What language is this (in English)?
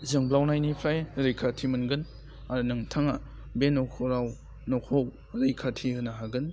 Bodo